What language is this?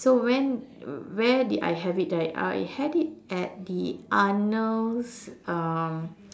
English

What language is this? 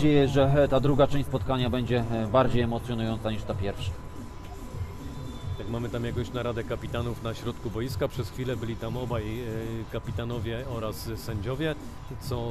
Polish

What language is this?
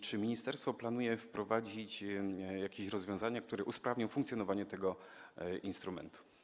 Polish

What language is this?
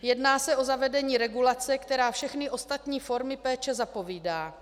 Czech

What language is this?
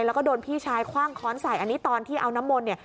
Thai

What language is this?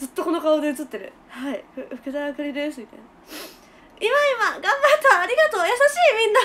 Japanese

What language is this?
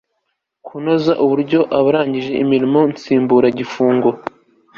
Kinyarwanda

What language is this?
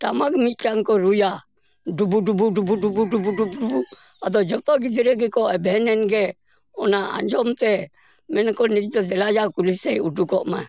Santali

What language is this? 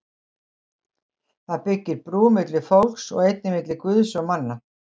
Icelandic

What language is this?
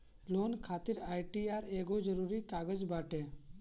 Bhojpuri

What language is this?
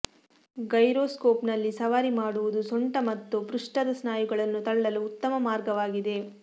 Kannada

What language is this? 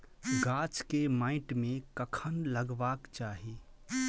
Maithili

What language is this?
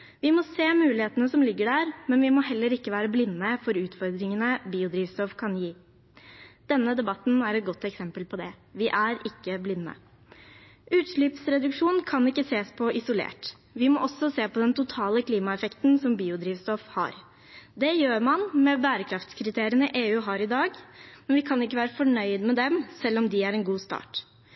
Norwegian Bokmål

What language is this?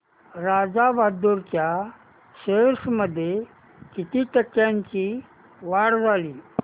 Marathi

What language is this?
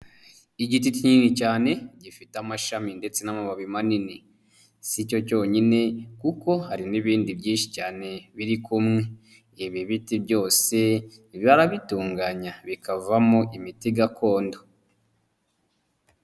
Kinyarwanda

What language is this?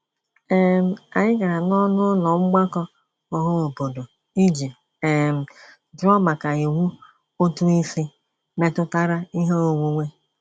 Igbo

